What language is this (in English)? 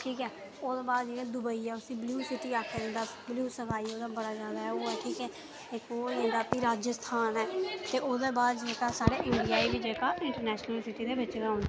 Dogri